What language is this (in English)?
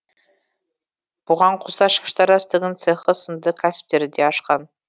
Kazakh